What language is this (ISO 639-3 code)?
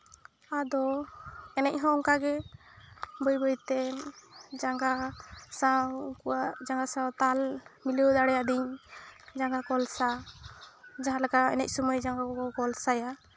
sat